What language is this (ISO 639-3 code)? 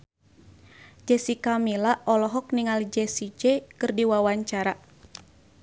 sun